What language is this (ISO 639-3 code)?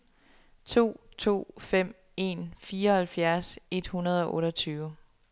dan